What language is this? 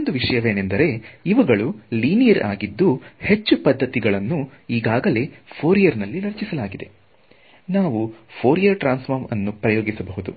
Kannada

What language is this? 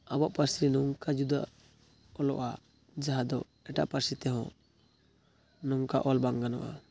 Santali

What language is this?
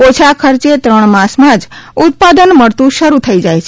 Gujarati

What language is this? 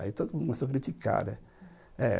Portuguese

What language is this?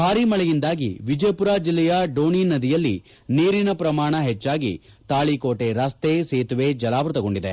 Kannada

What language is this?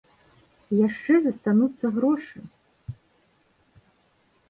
Belarusian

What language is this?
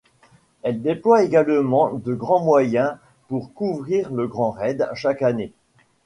French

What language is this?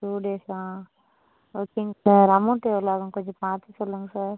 Tamil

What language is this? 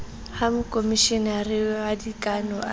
Southern Sotho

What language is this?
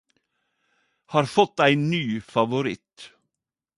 Norwegian Nynorsk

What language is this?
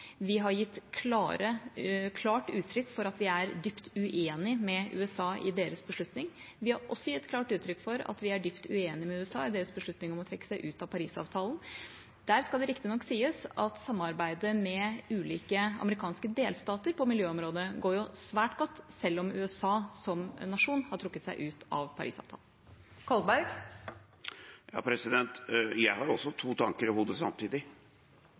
Norwegian Bokmål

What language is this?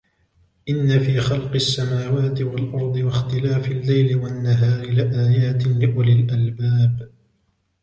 Arabic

